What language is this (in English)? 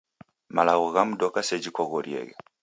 Taita